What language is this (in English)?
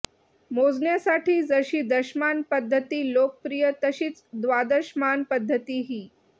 Marathi